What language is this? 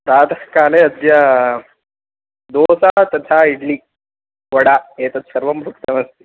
Sanskrit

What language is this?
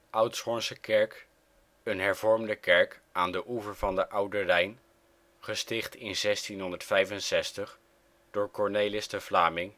Dutch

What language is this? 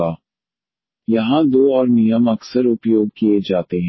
Hindi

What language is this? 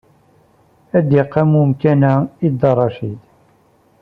Kabyle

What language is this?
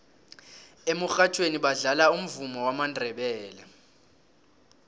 South Ndebele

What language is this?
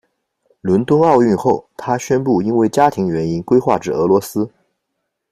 Chinese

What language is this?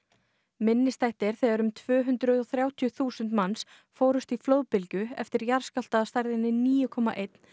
Icelandic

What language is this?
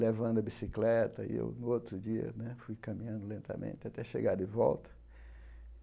Portuguese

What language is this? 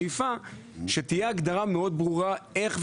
Hebrew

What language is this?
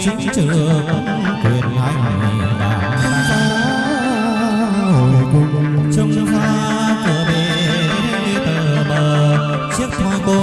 Vietnamese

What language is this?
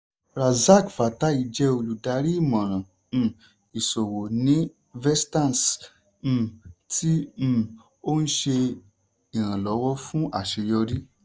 Yoruba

